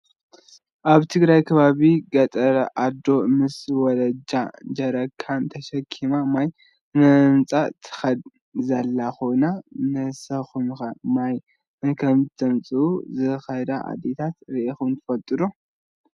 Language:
Tigrinya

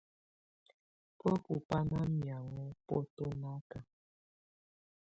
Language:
Tunen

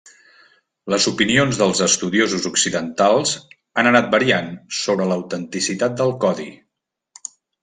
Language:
Catalan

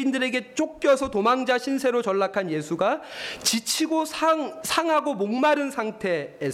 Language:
Korean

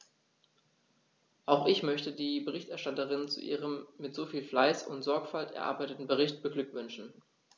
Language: German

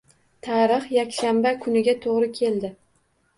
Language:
Uzbek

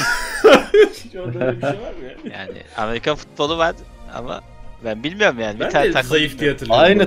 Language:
Turkish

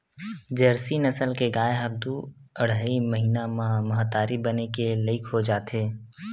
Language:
Chhattisgarhi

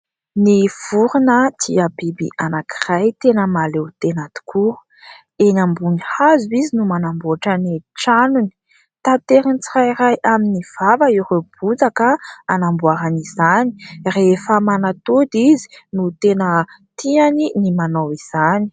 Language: Malagasy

